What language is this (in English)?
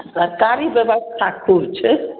Maithili